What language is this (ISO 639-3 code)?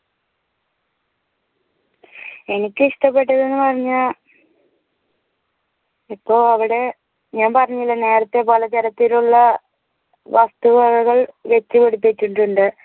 mal